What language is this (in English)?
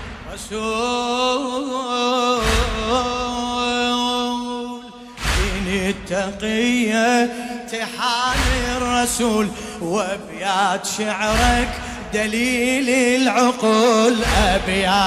Arabic